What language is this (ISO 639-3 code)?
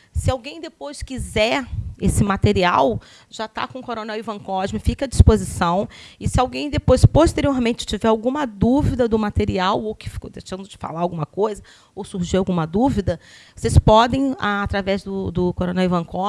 por